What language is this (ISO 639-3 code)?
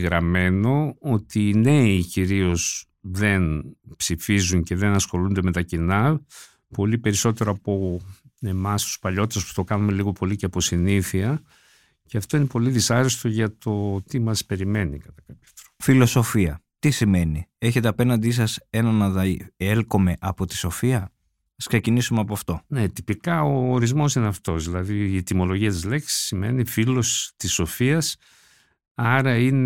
ell